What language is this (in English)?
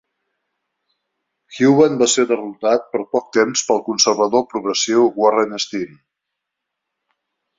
Catalan